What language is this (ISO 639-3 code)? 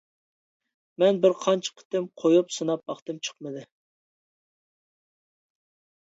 uig